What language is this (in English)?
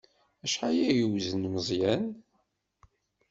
Kabyle